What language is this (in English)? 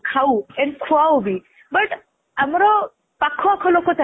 Odia